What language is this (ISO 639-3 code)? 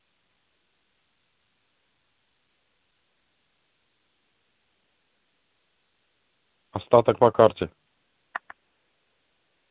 rus